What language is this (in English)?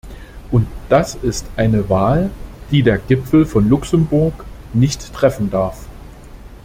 German